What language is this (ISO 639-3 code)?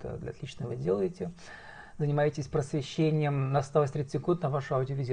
rus